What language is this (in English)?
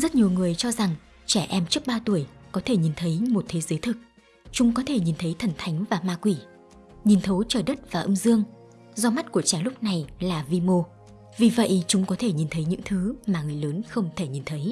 Vietnamese